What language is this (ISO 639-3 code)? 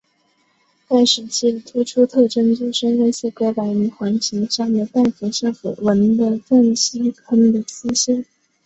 zho